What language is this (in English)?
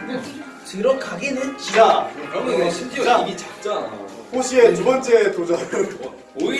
Korean